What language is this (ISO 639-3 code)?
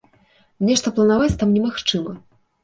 bel